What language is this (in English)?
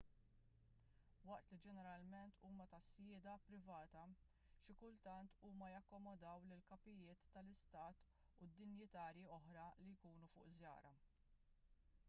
Maltese